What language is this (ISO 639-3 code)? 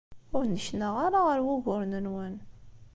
kab